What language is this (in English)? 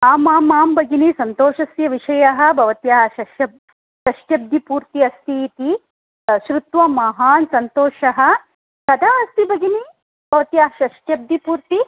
Sanskrit